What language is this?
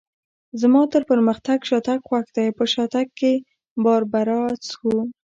Pashto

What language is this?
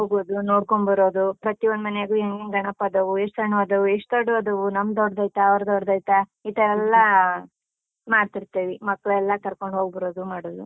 Kannada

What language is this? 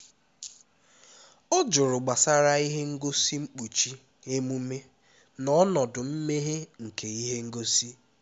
Igbo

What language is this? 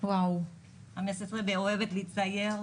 Hebrew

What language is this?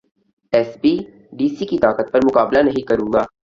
Urdu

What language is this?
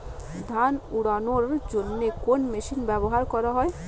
Bangla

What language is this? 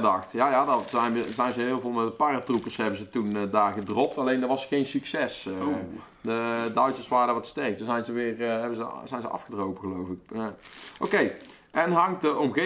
Dutch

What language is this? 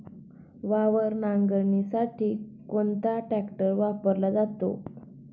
Marathi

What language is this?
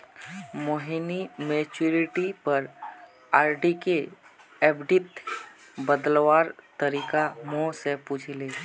Magahi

